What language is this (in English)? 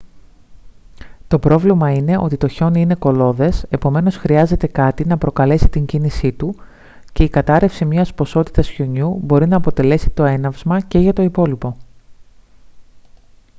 Greek